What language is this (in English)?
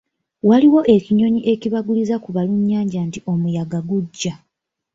Ganda